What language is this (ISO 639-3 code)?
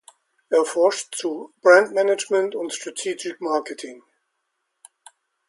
deu